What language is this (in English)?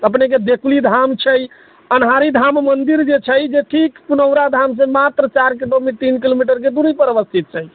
Maithili